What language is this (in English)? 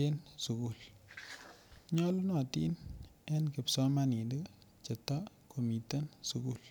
Kalenjin